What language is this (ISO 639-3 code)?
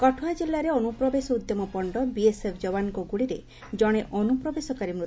ori